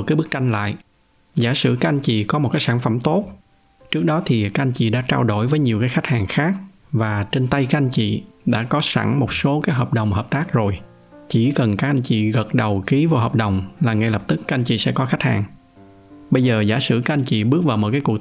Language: Vietnamese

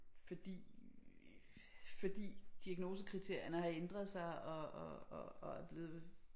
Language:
Danish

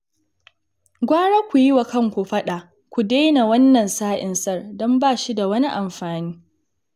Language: Hausa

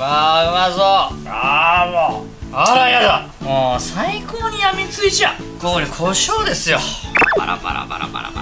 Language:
Japanese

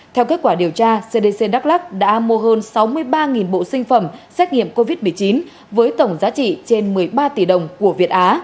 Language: Vietnamese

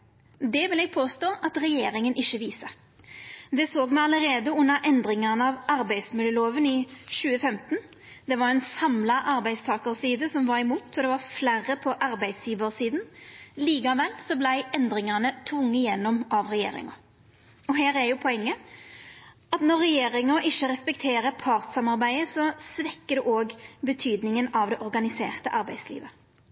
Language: Norwegian Nynorsk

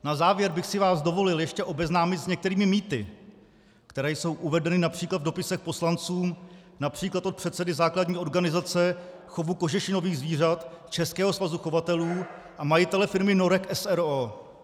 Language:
Czech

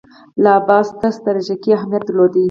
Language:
Pashto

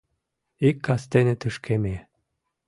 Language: Mari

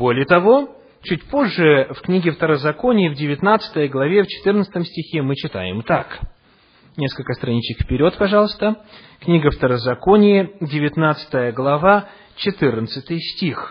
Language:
Russian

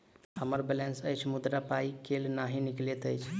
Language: Maithili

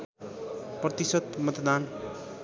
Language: Nepali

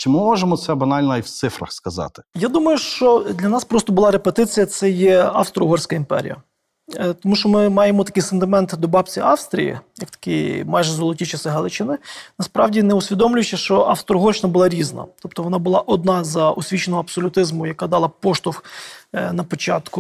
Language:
Ukrainian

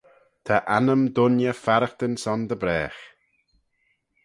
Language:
Manx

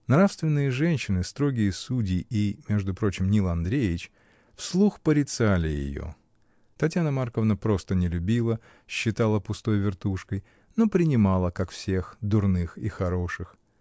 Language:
Russian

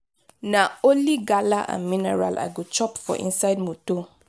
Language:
Nigerian Pidgin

